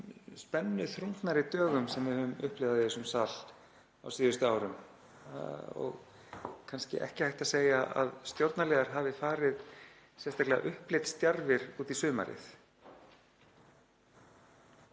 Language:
Icelandic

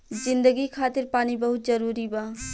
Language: Bhojpuri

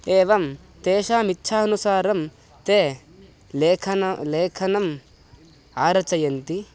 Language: Sanskrit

